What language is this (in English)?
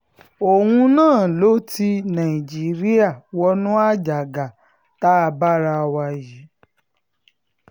Yoruba